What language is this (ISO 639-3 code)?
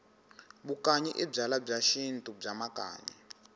tso